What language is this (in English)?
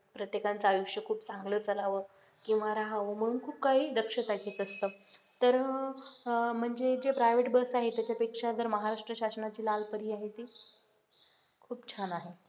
Marathi